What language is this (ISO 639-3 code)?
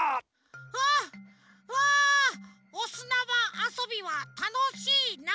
jpn